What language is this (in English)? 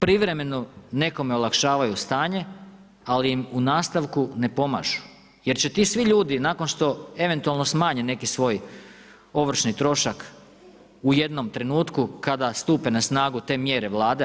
Croatian